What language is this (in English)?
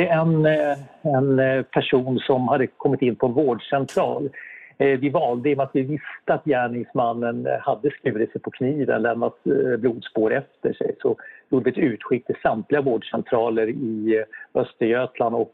Swedish